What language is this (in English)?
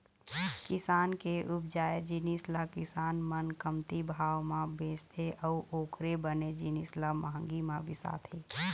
Chhattisgarhi